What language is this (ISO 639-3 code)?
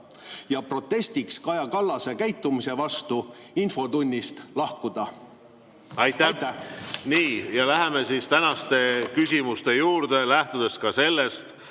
est